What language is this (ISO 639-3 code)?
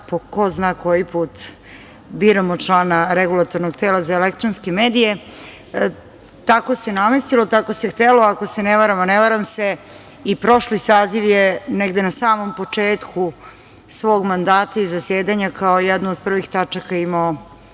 srp